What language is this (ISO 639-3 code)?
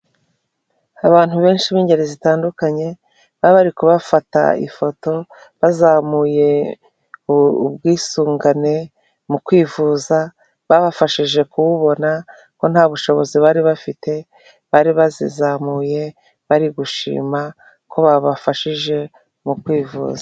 kin